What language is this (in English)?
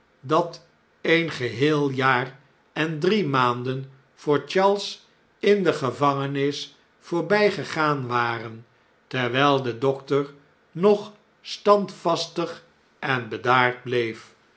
Dutch